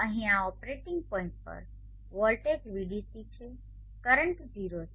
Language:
Gujarati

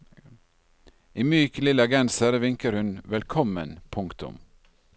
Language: Norwegian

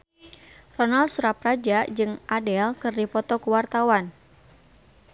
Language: Sundanese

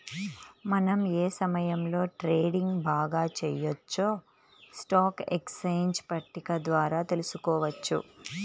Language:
Telugu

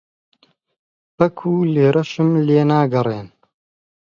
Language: Central Kurdish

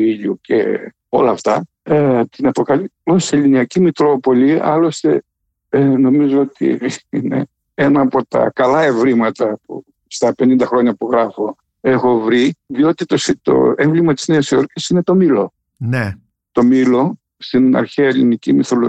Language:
Greek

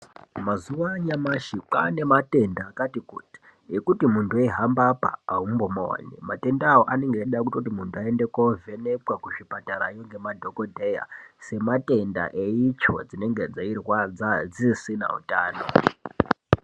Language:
Ndau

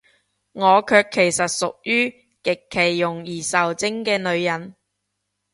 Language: Cantonese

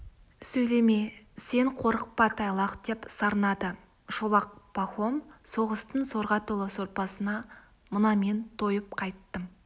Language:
Kazakh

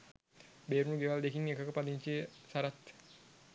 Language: Sinhala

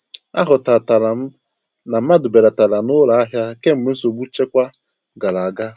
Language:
Igbo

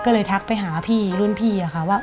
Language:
Thai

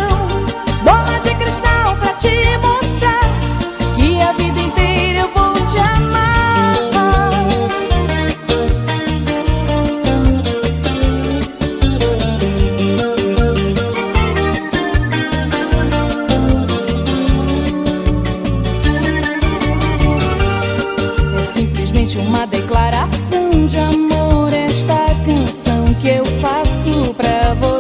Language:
Portuguese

